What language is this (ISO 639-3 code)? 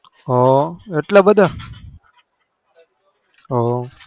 guj